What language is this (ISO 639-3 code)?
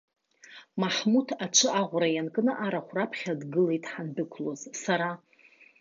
abk